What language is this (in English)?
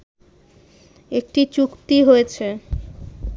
Bangla